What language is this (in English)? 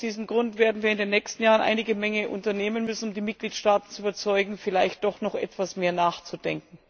German